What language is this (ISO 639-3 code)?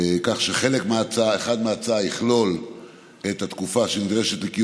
heb